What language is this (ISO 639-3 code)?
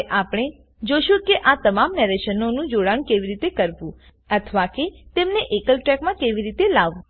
guj